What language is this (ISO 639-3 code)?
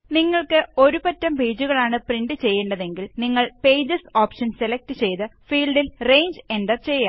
mal